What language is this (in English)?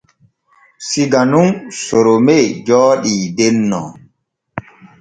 Borgu Fulfulde